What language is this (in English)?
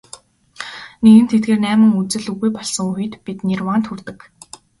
Mongolian